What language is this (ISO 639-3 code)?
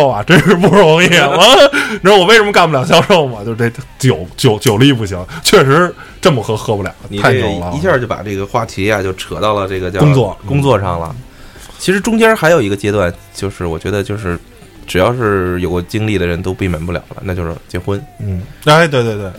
zho